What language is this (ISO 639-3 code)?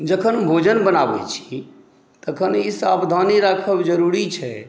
mai